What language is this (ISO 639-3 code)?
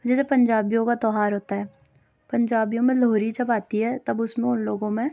urd